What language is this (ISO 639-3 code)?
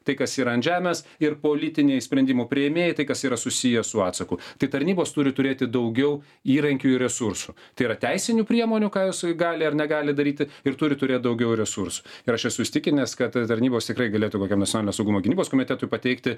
lit